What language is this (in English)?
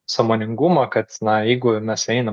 Lithuanian